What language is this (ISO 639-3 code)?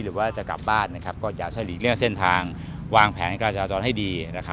tha